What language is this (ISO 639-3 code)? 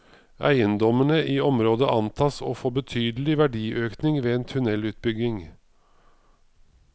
nor